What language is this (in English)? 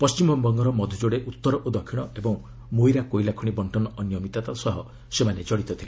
Odia